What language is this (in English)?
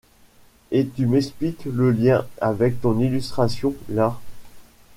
French